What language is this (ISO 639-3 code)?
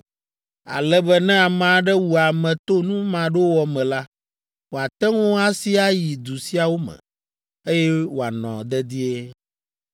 ewe